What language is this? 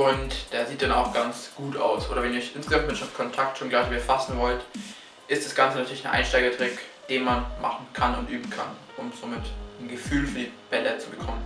German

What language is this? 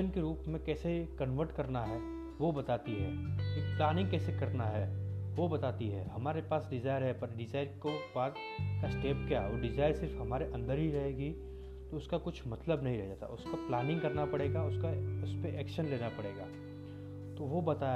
Hindi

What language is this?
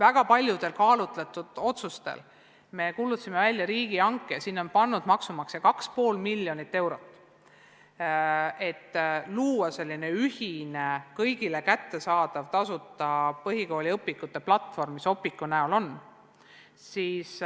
Estonian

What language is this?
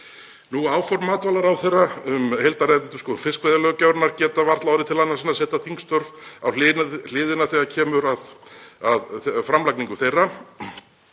Icelandic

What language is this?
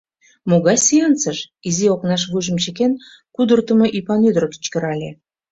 Mari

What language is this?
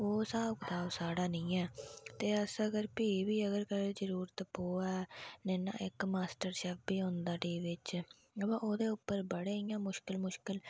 Dogri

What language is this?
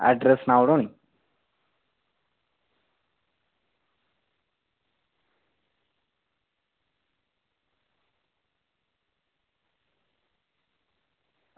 Dogri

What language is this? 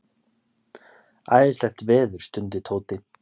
Icelandic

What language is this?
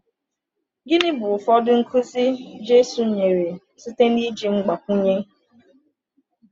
Igbo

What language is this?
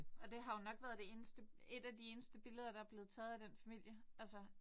Danish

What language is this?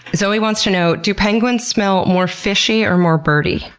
English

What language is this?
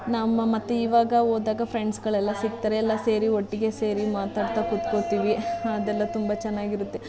Kannada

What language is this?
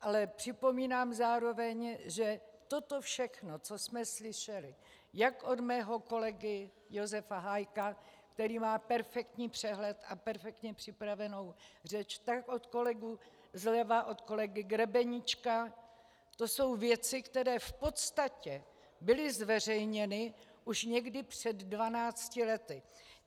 Czech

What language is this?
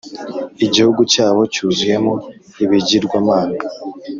Kinyarwanda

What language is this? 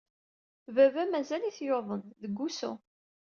Kabyle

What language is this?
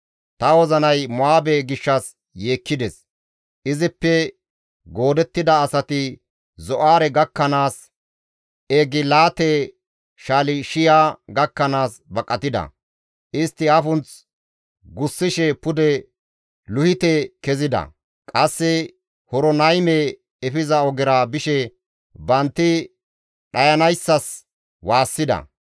Gamo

